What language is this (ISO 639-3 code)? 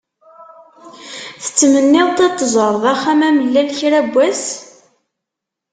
kab